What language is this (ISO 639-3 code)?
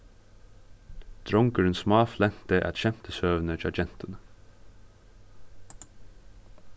fao